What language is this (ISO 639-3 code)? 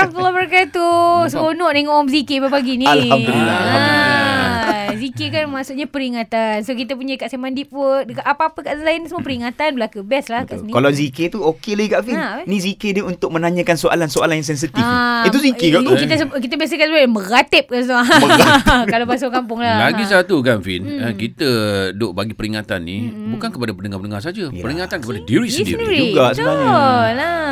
msa